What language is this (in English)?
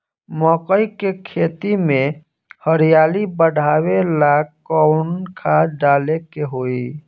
Bhojpuri